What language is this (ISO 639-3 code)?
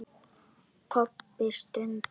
isl